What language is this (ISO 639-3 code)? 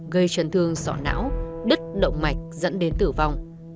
vie